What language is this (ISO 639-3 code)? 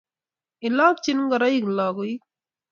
kln